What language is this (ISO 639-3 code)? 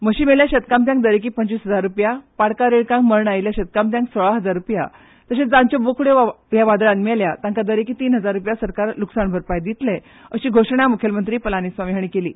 kok